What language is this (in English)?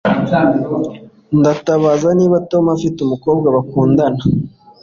Kinyarwanda